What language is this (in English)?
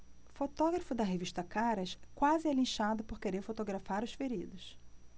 Portuguese